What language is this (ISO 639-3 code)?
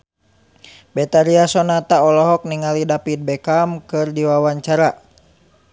sun